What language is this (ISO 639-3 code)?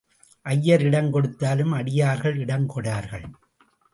tam